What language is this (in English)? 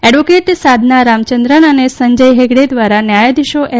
Gujarati